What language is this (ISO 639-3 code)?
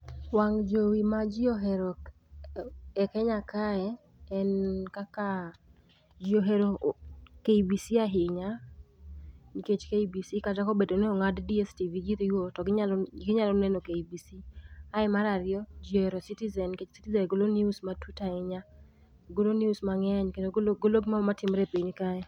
luo